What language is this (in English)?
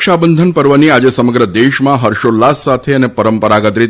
Gujarati